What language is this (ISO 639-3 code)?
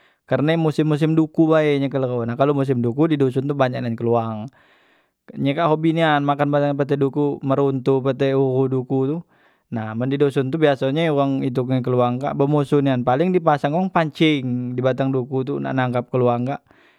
mui